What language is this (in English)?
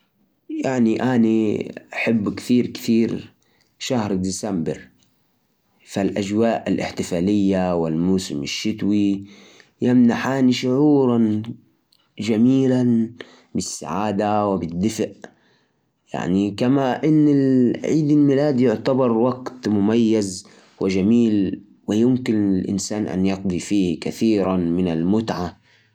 Najdi Arabic